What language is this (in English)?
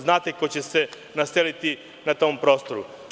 Serbian